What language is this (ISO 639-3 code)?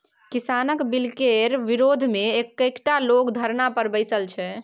mai